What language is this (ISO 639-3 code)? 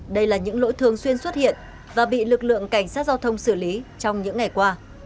vie